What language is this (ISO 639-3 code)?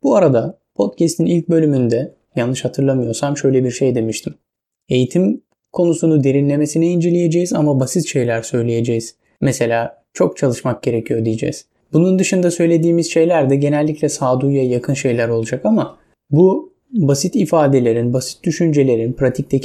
tur